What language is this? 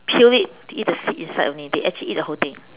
English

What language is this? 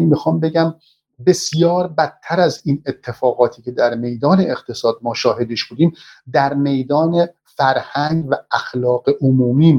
Persian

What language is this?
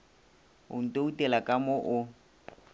Northern Sotho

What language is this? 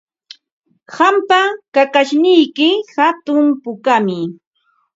Ambo-Pasco Quechua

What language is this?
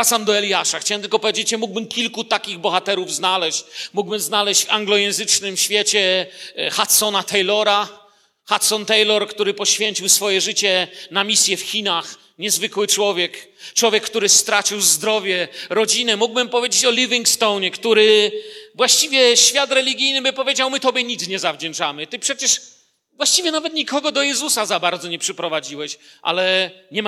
Polish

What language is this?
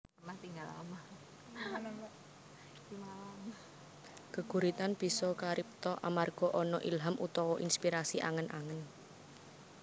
Javanese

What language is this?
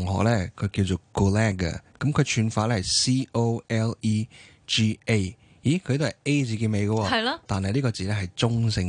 Chinese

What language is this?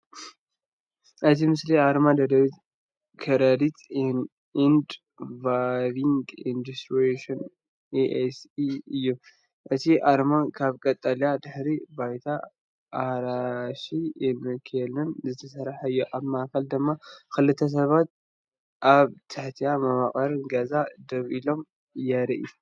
Tigrinya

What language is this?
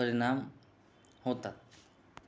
Marathi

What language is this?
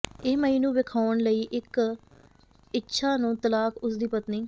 Punjabi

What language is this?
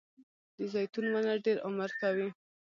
Pashto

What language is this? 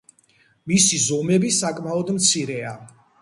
Georgian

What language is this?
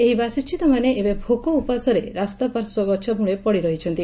Odia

